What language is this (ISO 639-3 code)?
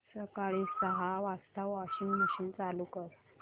mar